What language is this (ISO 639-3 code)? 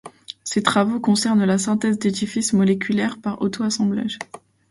fra